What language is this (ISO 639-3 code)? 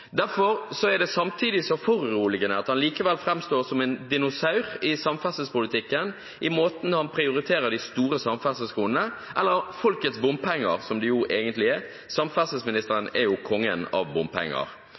nob